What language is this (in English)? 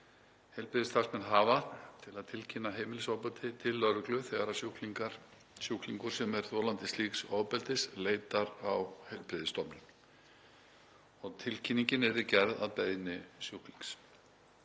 Icelandic